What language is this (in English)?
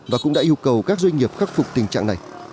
Vietnamese